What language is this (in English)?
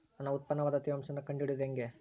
Kannada